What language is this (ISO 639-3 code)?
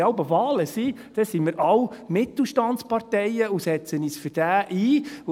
gsw